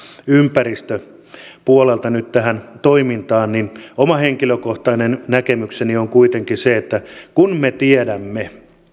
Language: Finnish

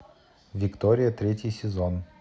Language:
Russian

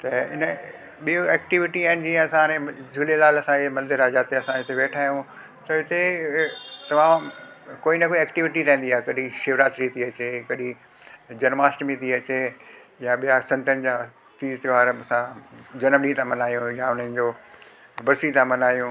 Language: Sindhi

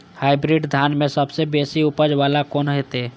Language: Maithili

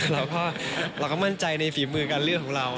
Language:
Thai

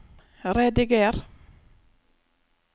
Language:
Norwegian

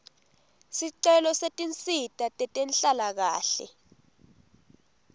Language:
Swati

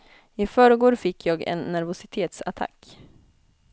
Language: Swedish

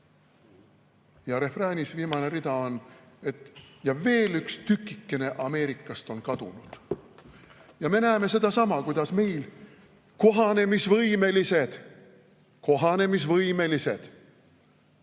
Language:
Estonian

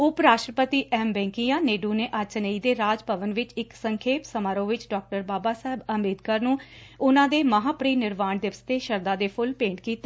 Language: Punjabi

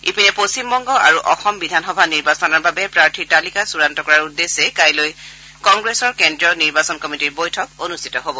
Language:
Assamese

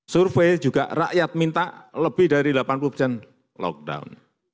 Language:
Indonesian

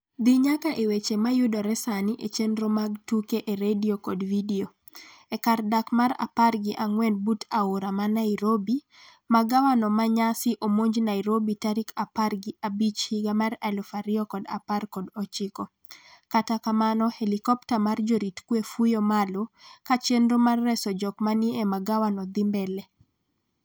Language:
Luo (Kenya and Tanzania)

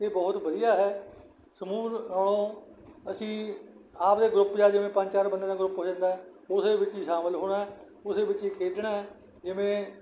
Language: Punjabi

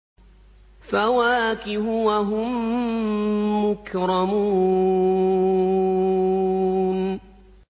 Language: Arabic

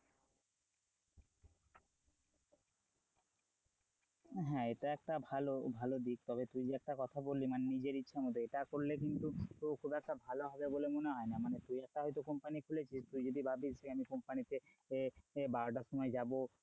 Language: Bangla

